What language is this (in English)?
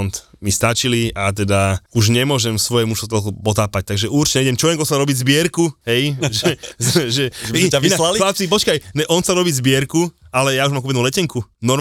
Slovak